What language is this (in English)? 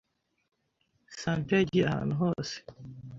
Kinyarwanda